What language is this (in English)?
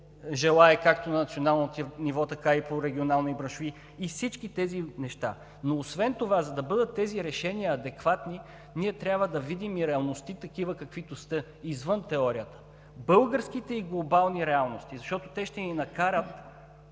Bulgarian